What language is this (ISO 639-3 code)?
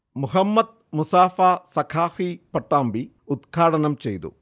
mal